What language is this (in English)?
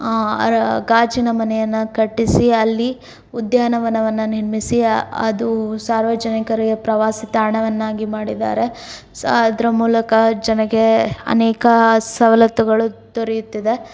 Kannada